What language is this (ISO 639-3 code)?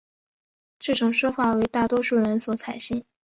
zho